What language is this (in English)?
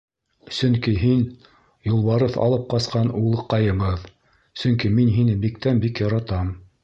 Bashkir